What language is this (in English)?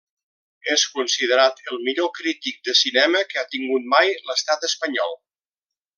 Catalan